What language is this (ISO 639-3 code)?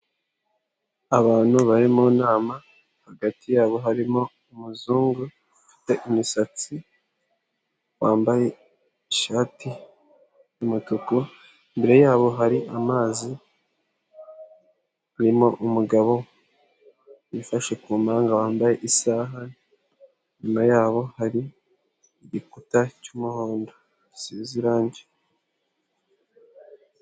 kin